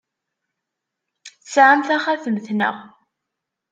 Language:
Kabyle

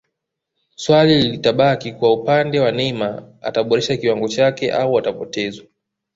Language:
Swahili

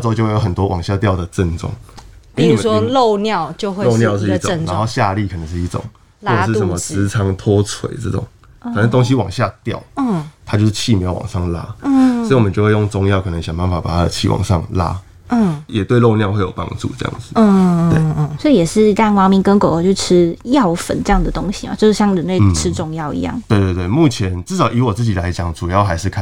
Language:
Chinese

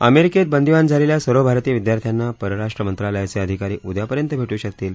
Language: Marathi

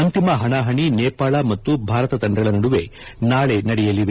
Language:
Kannada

